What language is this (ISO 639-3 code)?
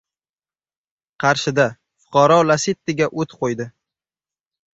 uzb